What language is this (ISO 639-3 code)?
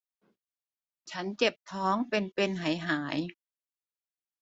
tha